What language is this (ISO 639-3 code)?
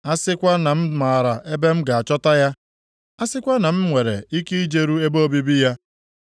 ibo